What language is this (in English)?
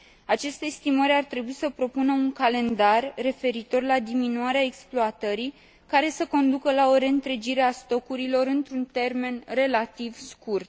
Romanian